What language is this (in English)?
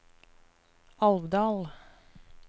Norwegian